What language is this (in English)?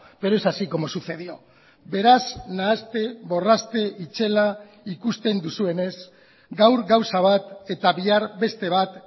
Basque